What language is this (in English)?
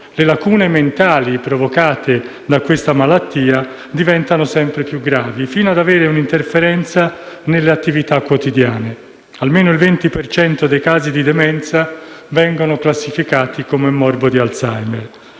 Italian